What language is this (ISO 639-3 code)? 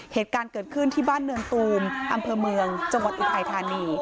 tha